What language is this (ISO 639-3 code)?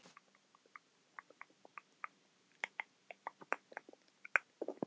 isl